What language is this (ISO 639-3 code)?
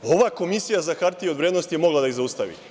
srp